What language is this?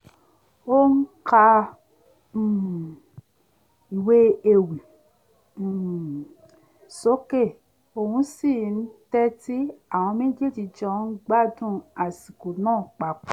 Yoruba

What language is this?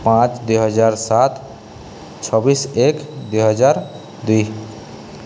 Odia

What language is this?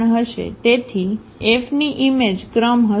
Gujarati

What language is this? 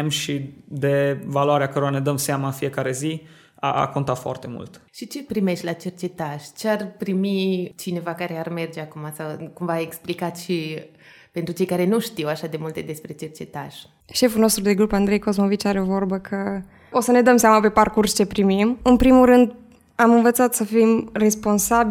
Romanian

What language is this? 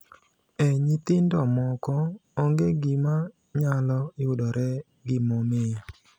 Luo (Kenya and Tanzania)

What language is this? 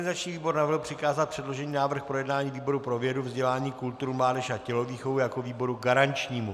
Czech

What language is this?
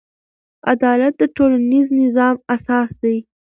Pashto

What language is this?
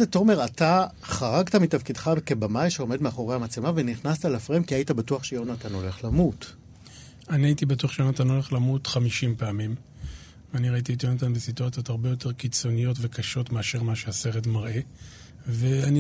Hebrew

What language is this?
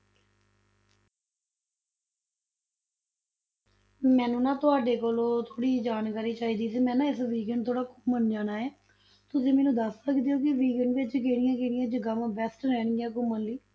Punjabi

